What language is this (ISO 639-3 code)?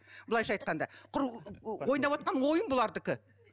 kaz